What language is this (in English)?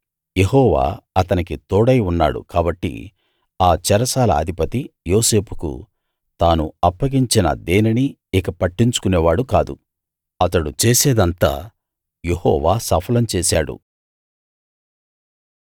Telugu